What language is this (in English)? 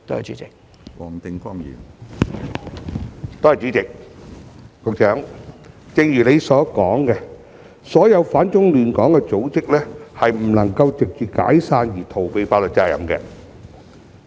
Cantonese